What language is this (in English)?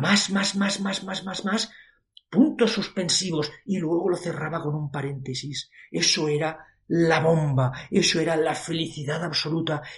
Spanish